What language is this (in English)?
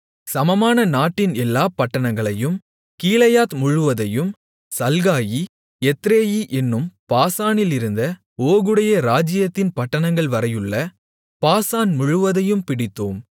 Tamil